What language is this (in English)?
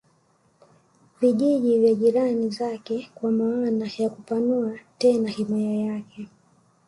Swahili